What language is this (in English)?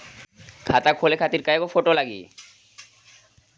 Bhojpuri